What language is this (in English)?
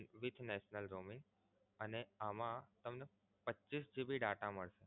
Gujarati